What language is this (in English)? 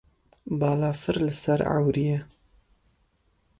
Kurdish